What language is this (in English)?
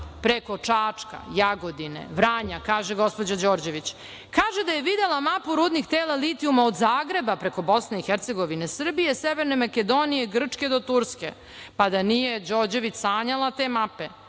Serbian